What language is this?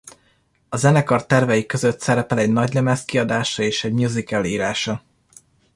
Hungarian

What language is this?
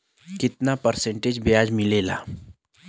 Bhojpuri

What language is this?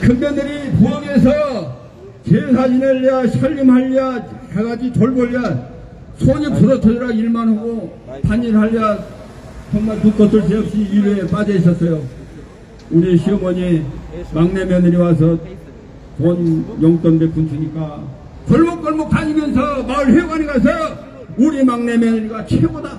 Korean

